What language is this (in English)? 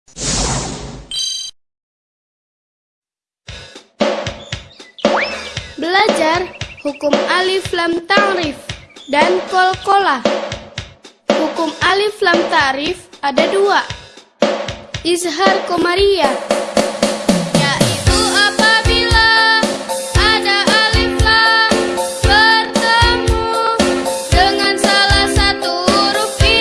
Indonesian